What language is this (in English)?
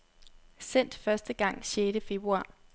Danish